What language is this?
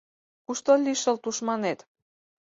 Mari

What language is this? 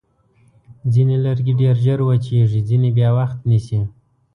Pashto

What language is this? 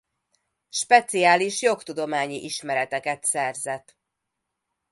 Hungarian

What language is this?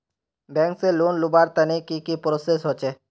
Magahi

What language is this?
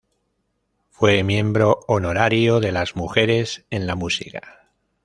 Spanish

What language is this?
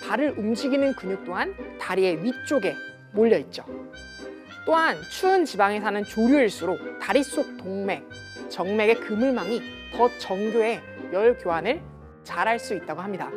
Korean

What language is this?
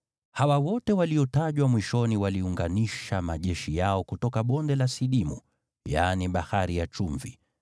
Swahili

